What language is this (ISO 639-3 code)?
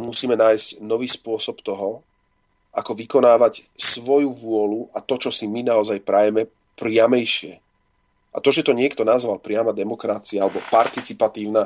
slk